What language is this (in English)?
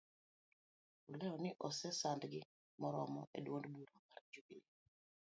Luo (Kenya and Tanzania)